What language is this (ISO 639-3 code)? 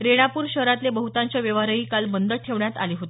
mar